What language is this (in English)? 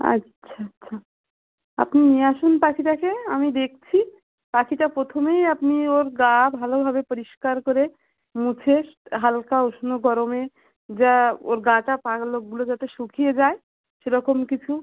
Bangla